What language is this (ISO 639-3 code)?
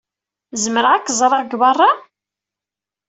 kab